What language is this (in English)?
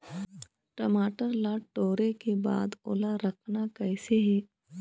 Chhattisgarhi